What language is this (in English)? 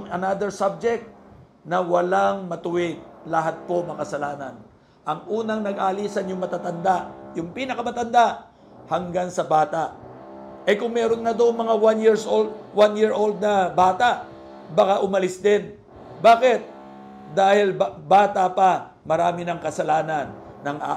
Filipino